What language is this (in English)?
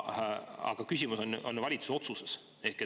Estonian